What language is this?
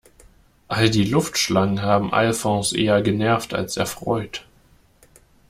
German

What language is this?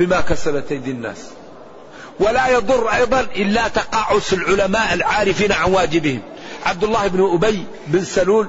Arabic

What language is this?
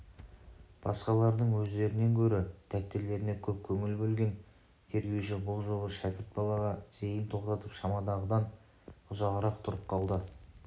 Kazakh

